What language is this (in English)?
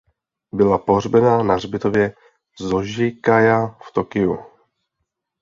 Czech